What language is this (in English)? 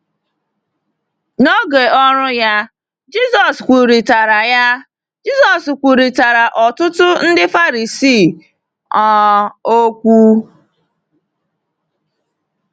Igbo